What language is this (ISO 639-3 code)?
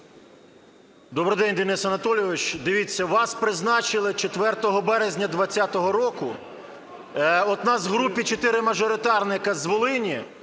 ukr